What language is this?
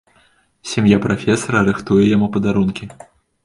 Belarusian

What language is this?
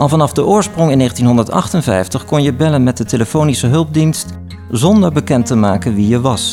Dutch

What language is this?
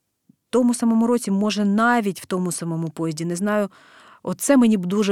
Ukrainian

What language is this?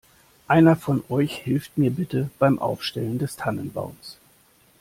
German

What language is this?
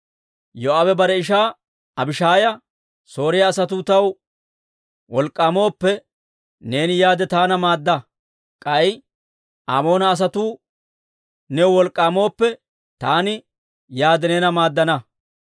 Dawro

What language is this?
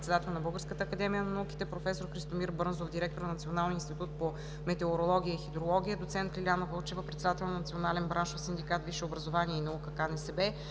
Bulgarian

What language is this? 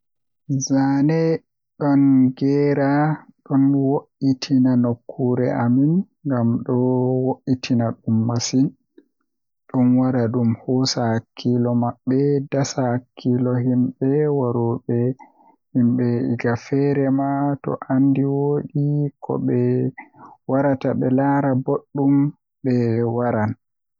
Western Niger Fulfulde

